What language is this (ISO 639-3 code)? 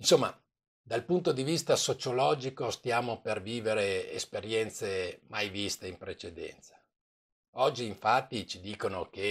ita